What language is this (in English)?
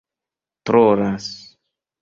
Esperanto